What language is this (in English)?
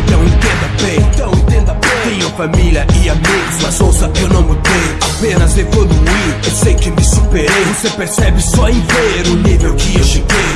Portuguese